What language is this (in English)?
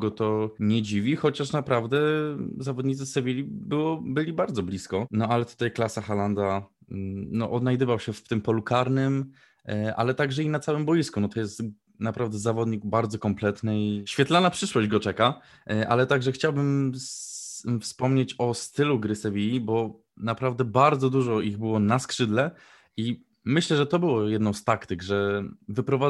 Polish